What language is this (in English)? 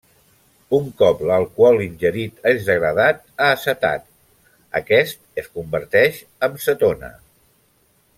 Catalan